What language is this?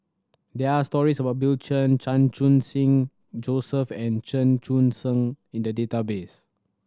English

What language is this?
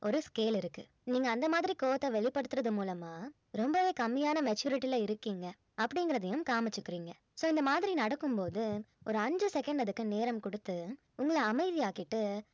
Tamil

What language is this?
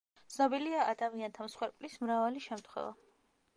Georgian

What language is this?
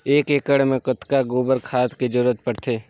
Chhattisgarhi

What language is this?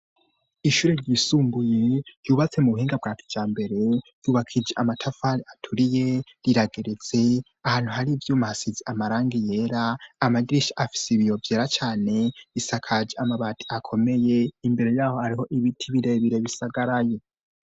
Rundi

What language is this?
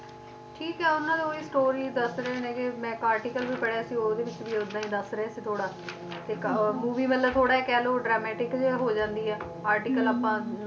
Punjabi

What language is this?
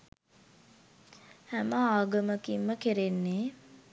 Sinhala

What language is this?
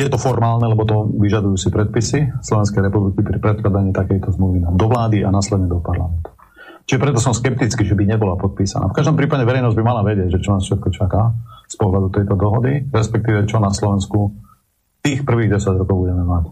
Slovak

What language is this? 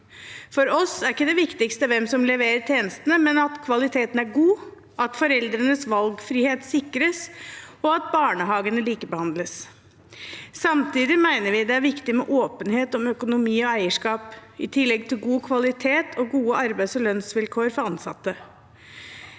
Norwegian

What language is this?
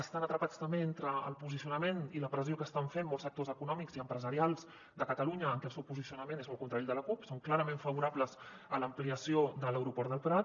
Catalan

